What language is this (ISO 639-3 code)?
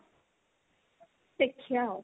ori